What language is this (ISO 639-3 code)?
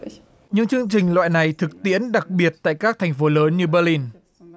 vie